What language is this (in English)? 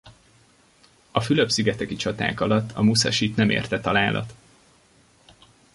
Hungarian